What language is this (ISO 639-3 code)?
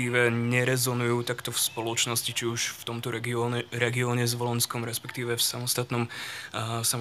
slk